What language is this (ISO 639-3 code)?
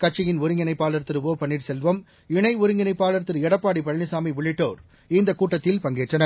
tam